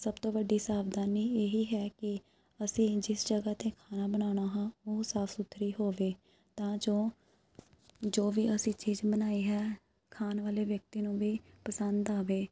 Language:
Punjabi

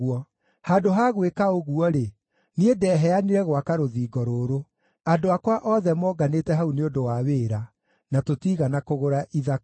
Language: Kikuyu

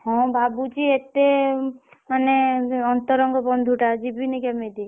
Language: Odia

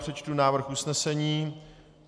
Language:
Czech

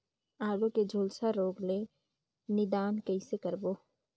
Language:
Chhattisgarhi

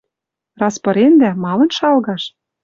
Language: Western Mari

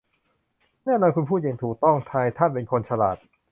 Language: Thai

